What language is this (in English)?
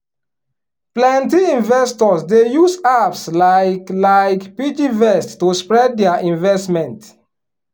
Nigerian Pidgin